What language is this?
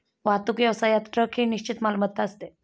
Marathi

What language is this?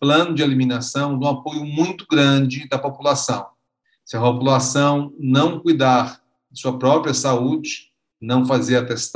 Portuguese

